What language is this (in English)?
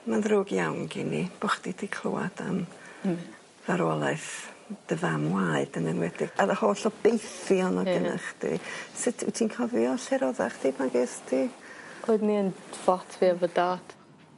Welsh